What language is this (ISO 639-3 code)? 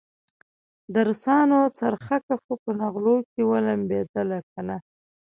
pus